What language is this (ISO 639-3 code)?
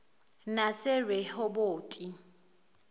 zul